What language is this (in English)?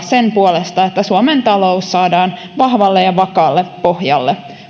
Finnish